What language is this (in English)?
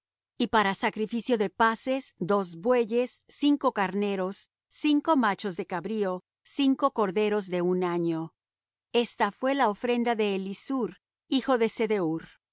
Spanish